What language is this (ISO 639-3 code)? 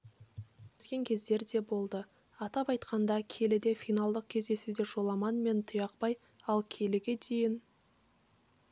kaz